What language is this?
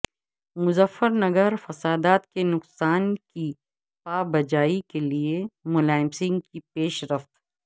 Urdu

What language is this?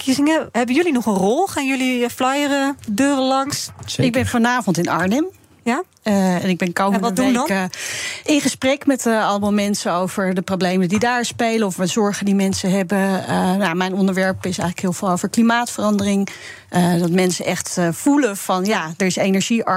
Dutch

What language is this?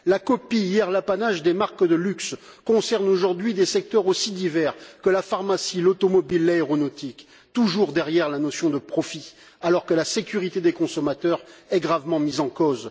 French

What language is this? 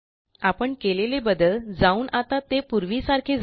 Marathi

